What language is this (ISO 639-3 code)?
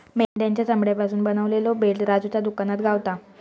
mar